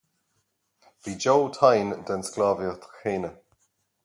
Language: Irish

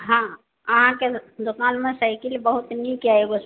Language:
Maithili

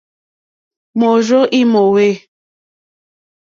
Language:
Mokpwe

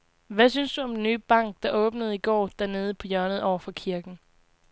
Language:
Danish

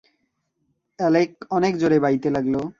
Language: Bangla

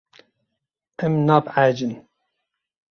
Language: Kurdish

